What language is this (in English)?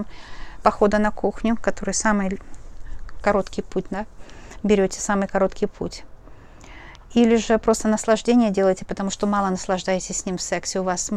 Russian